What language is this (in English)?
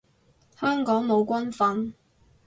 Cantonese